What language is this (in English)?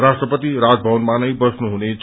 Nepali